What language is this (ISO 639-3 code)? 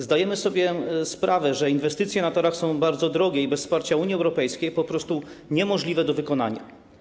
pol